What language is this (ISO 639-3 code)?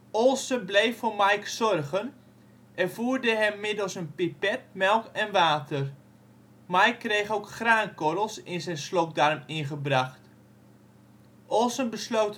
nld